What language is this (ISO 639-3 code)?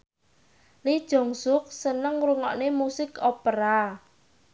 jav